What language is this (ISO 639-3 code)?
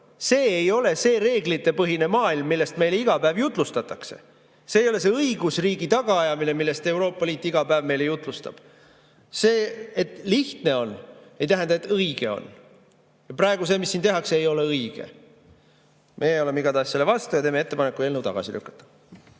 est